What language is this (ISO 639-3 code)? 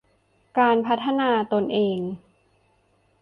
tha